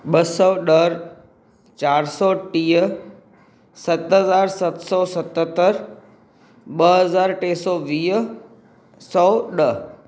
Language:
Sindhi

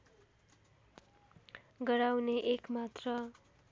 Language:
Nepali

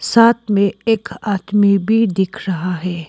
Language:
Hindi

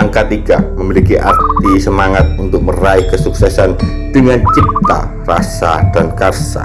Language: Indonesian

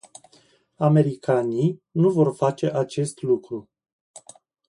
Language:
Romanian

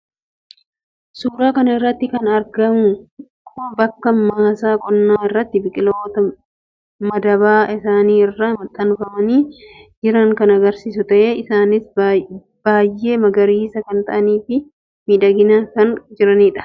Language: Oromo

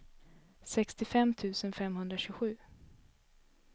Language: Swedish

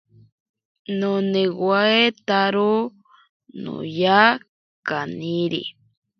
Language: Ashéninka Perené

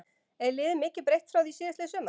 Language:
Icelandic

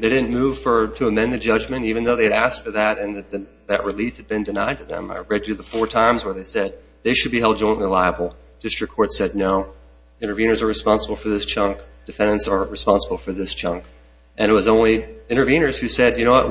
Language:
English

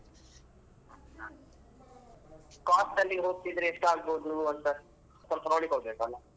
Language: Kannada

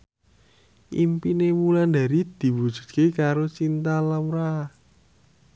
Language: Javanese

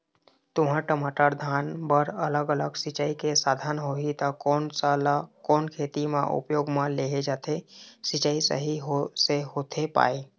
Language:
Chhattisgarhi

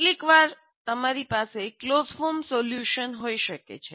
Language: Gujarati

